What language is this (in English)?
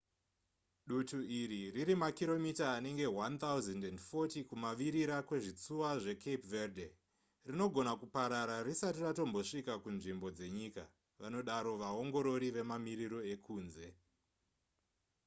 Shona